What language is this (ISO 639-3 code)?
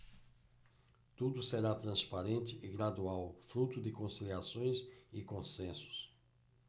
por